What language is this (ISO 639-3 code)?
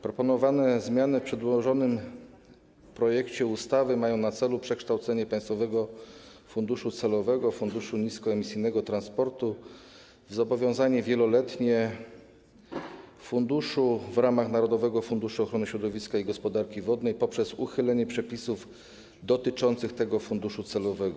pol